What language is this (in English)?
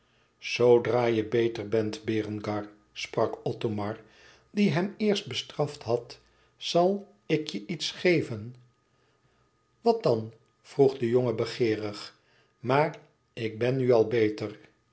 Dutch